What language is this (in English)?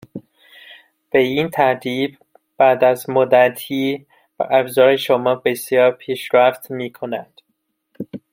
Persian